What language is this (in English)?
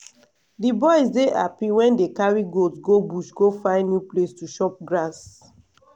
Nigerian Pidgin